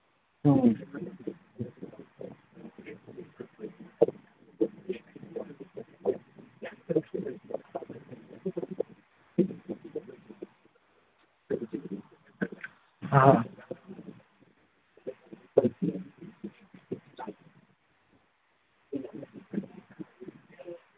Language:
Manipuri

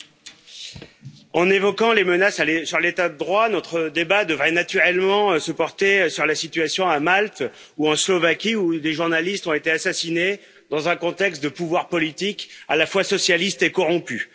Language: French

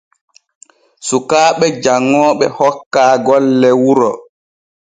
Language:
Borgu Fulfulde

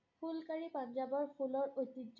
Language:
Assamese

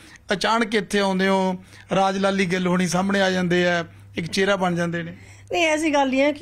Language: Punjabi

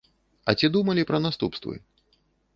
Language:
Belarusian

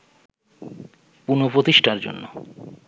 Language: Bangla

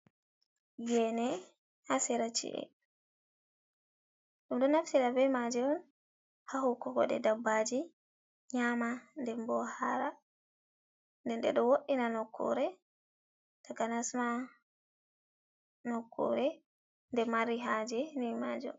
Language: Fula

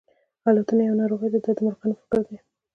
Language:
Pashto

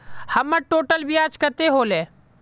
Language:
Magahi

